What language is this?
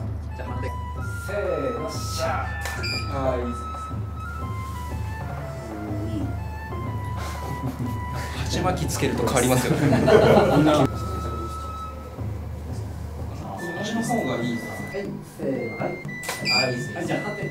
Japanese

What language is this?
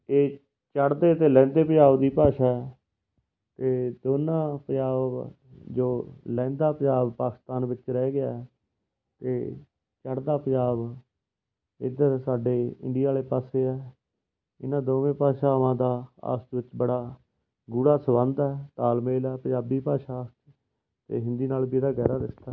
Punjabi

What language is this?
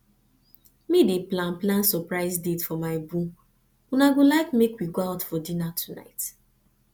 Nigerian Pidgin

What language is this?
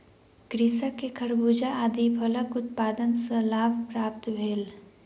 Maithili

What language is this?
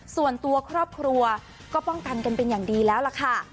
Thai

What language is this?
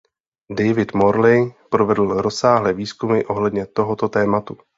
Czech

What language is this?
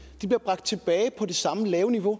Danish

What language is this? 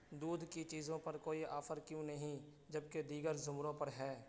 Urdu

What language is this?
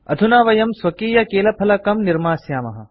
Sanskrit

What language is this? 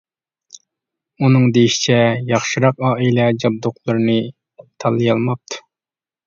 Uyghur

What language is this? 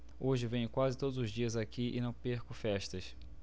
Portuguese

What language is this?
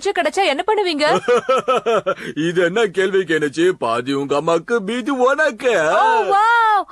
Indonesian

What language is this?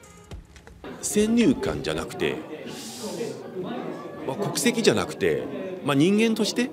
Japanese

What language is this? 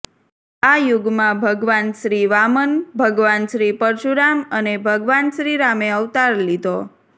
Gujarati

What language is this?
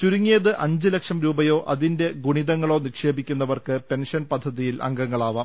Malayalam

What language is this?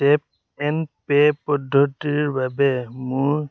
Assamese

